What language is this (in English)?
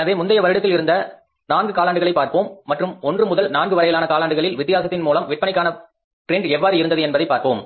Tamil